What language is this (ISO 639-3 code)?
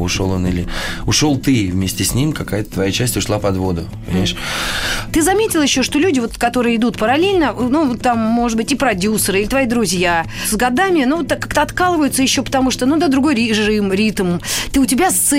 rus